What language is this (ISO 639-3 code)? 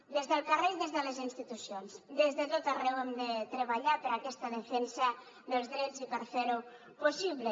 cat